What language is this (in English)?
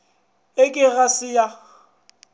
Northern Sotho